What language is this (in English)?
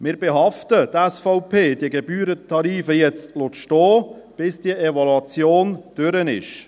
Swiss German